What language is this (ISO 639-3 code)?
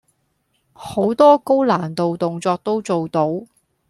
yue